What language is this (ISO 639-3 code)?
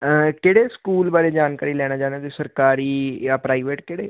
pan